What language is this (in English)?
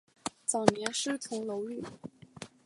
Chinese